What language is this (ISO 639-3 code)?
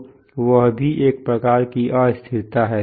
hin